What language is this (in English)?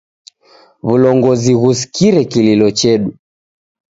Taita